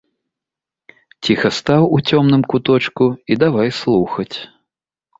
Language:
Belarusian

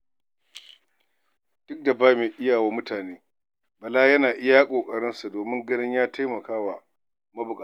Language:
Hausa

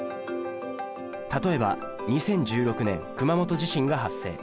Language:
Japanese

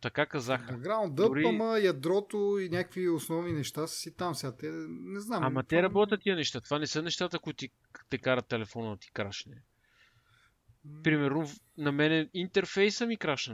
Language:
Bulgarian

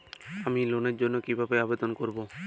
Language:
Bangla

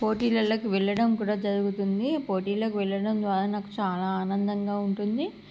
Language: Telugu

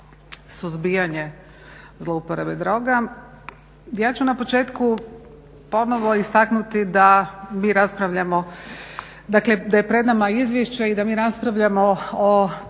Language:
Croatian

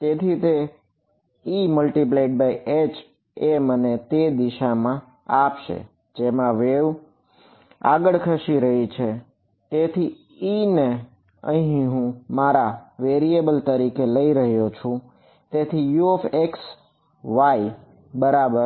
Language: Gujarati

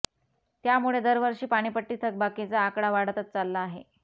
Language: Marathi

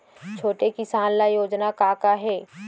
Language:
Chhattisgarhi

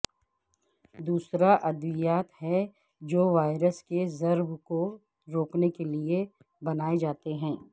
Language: Urdu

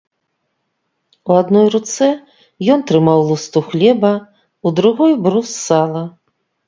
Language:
Belarusian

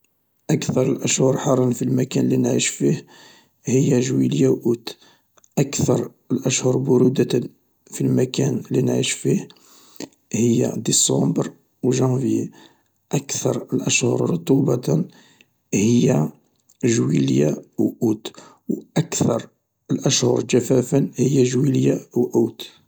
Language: Algerian Arabic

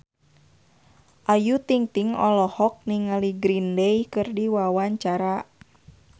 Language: Sundanese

